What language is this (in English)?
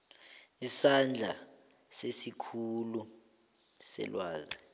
South Ndebele